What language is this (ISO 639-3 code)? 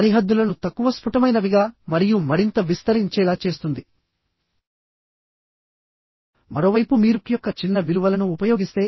tel